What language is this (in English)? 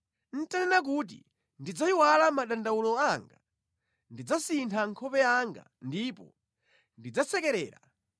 Nyanja